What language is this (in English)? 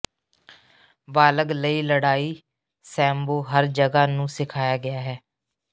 Punjabi